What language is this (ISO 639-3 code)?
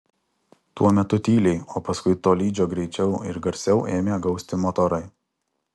lit